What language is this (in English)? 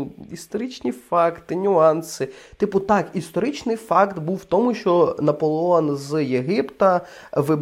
Ukrainian